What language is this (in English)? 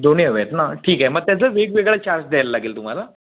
Marathi